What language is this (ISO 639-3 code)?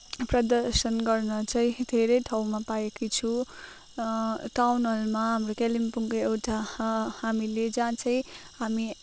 nep